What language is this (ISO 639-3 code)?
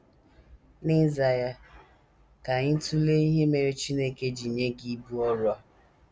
ibo